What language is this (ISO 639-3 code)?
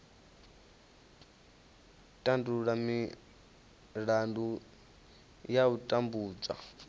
ven